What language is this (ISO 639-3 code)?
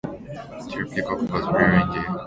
eng